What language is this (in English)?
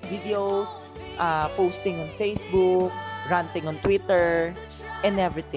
Filipino